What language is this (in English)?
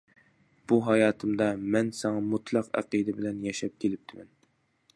Uyghur